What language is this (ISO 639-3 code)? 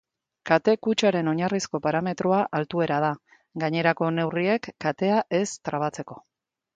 eus